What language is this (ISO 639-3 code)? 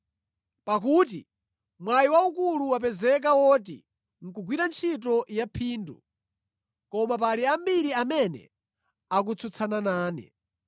nya